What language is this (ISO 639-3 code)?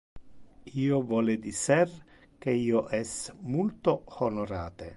ina